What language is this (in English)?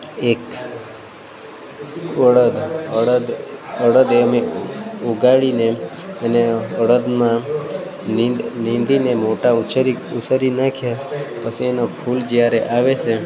Gujarati